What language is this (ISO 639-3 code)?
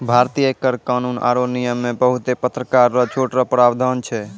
mai